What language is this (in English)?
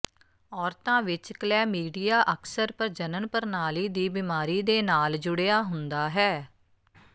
Punjabi